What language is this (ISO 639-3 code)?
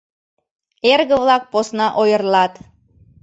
chm